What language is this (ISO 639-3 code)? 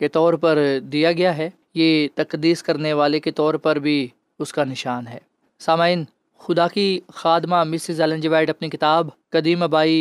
urd